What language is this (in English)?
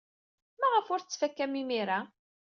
Kabyle